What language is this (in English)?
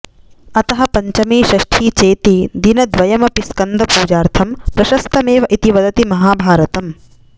Sanskrit